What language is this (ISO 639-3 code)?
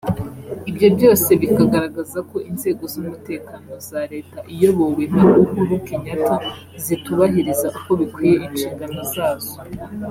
kin